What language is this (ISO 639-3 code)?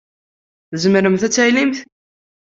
kab